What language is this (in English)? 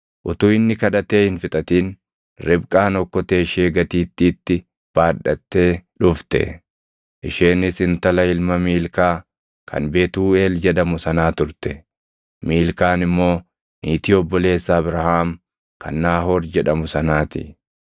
Oromo